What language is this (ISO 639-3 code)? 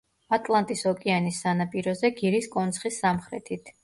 kat